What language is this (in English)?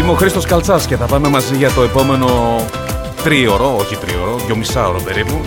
Greek